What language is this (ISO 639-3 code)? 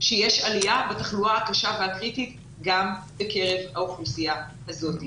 heb